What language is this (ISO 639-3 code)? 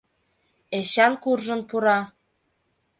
chm